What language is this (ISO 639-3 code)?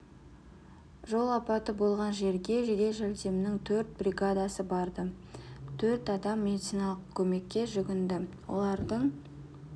kaz